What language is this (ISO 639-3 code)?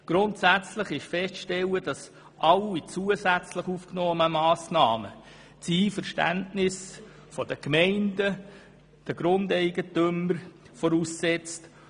gsw